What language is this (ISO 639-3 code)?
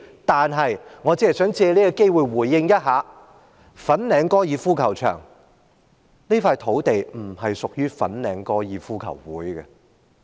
yue